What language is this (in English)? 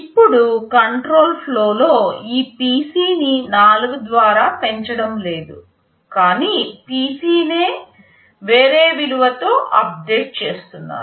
Telugu